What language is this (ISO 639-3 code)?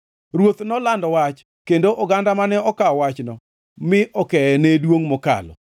luo